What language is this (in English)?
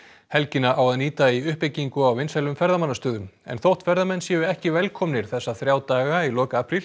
Icelandic